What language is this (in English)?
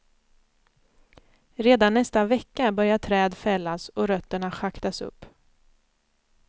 Swedish